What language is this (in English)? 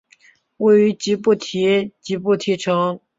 Chinese